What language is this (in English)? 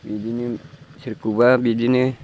Bodo